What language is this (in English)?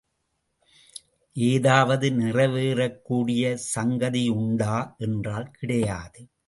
Tamil